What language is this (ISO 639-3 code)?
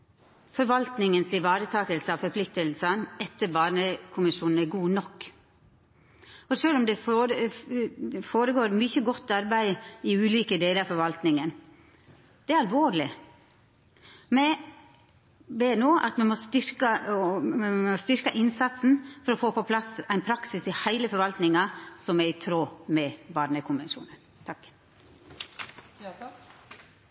nno